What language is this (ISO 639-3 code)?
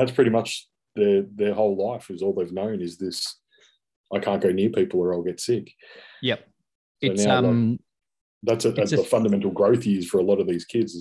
eng